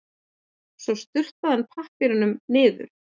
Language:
Icelandic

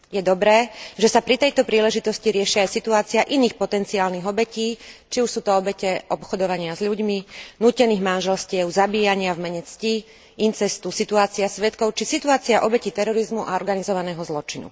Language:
Slovak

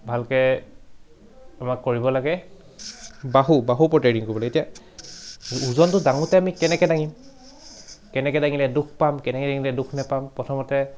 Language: Assamese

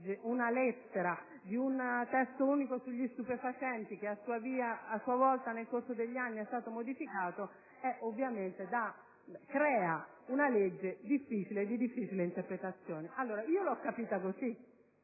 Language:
Italian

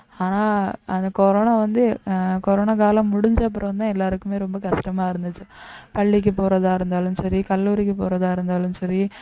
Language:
Tamil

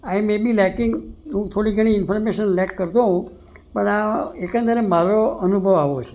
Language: Gujarati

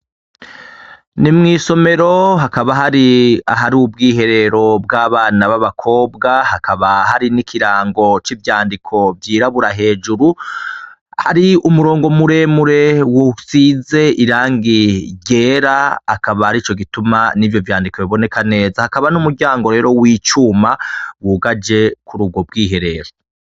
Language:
Rundi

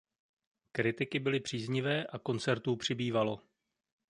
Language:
Czech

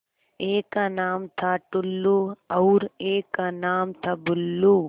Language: Hindi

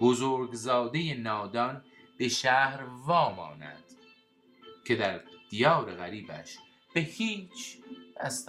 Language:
Persian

